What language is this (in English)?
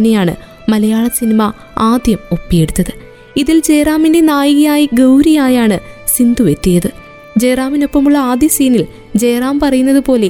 Malayalam